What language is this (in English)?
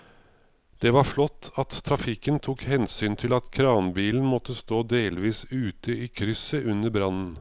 Norwegian